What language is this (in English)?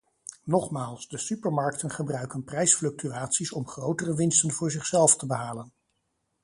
Dutch